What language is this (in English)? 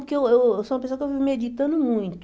Portuguese